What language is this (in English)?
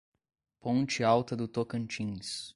Portuguese